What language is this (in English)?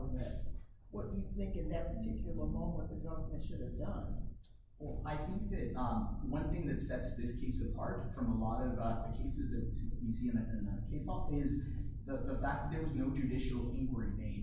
English